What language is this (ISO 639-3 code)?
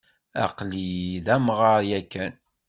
kab